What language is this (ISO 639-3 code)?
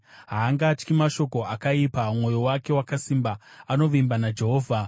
sna